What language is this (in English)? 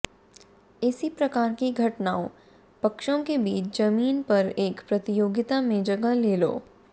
Hindi